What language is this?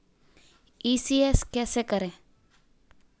Hindi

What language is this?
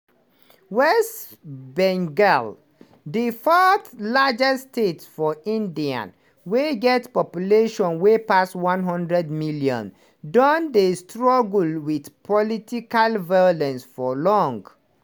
Nigerian Pidgin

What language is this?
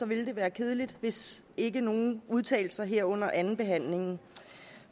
Danish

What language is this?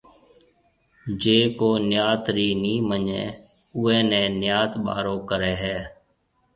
Marwari (Pakistan)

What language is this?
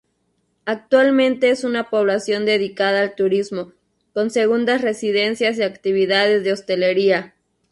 Spanish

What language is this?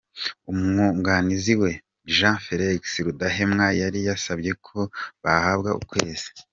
Kinyarwanda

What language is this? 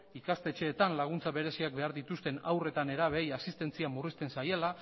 Basque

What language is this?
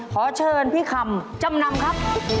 Thai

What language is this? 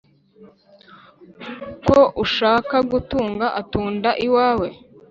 Kinyarwanda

